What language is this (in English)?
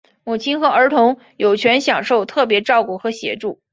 Chinese